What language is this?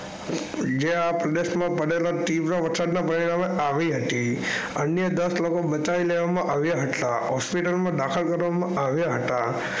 Gujarati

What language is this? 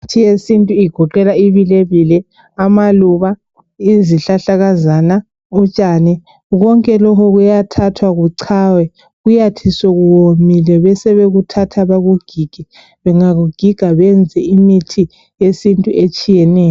North Ndebele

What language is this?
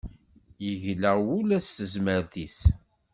Kabyle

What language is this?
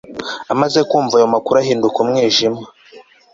Kinyarwanda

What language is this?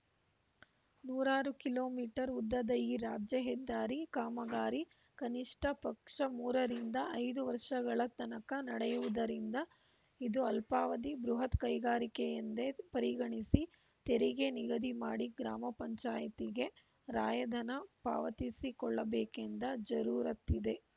Kannada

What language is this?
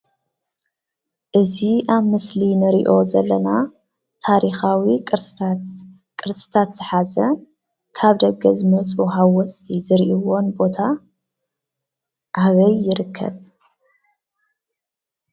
Tigrinya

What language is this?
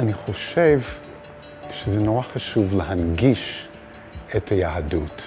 Hebrew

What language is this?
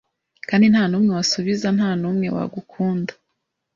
Kinyarwanda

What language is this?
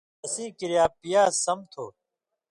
Indus Kohistani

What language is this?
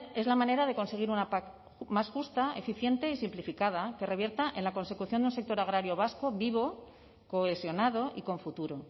Spanish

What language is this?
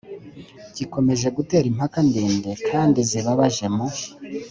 Kinyarwanda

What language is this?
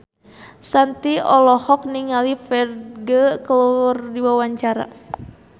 Sundanese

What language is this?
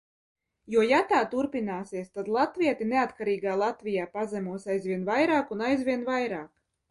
Latvian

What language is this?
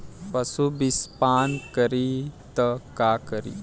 Bhojpuri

